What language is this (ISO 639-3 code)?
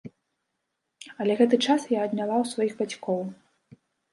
bel